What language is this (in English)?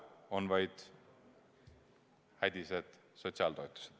Estonian